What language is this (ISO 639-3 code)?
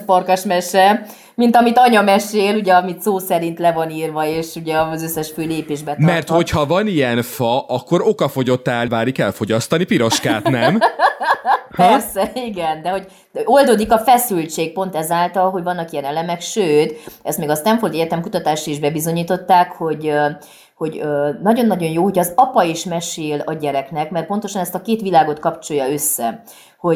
hun